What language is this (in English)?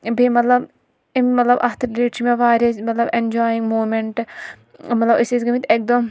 Kashmiri